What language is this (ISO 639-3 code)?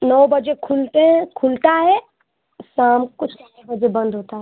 hin